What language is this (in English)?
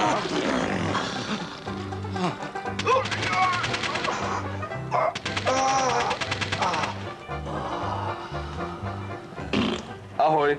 Slovak